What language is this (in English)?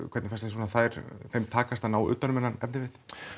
Icelandic